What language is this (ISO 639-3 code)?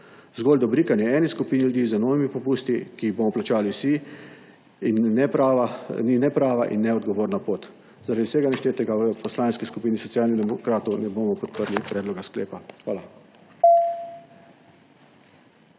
slv